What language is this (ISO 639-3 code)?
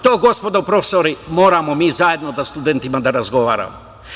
srp